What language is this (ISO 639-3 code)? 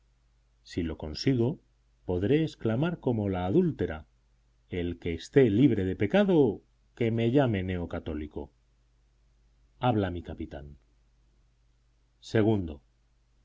spa